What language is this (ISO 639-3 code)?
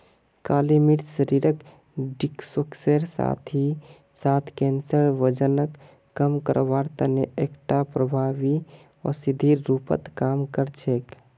mag